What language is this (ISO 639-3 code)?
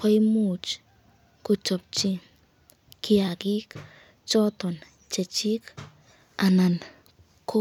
kln